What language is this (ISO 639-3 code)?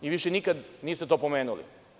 srp